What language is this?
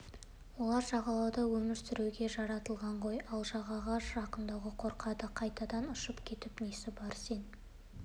Kazakh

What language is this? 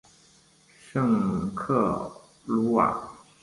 Chinese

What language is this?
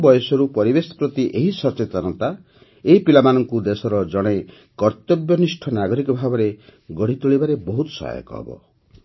Odia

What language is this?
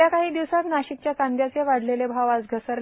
Marathi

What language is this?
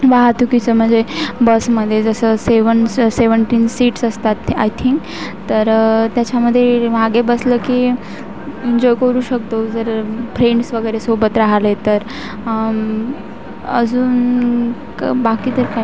Marathi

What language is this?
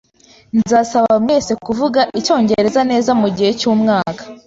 Kinyarwanda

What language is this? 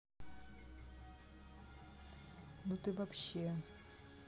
Russian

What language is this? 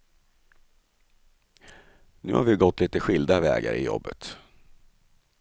Swedish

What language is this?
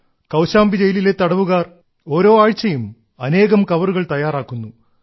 Malayalam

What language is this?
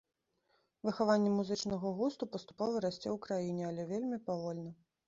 Belarusian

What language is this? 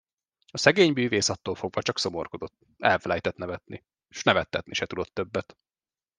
Hungarian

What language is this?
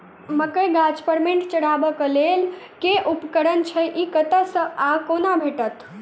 Maithili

